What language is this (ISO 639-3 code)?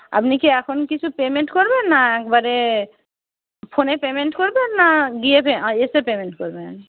ben